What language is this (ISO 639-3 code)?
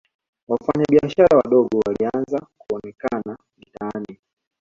swa